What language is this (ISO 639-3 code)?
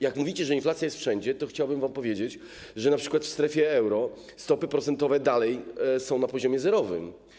pol